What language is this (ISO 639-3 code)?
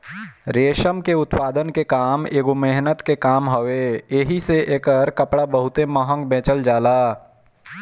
bho